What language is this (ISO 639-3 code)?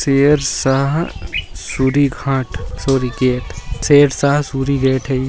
mag